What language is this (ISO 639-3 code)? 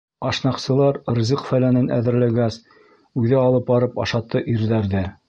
bak